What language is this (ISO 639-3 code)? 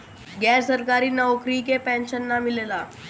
bho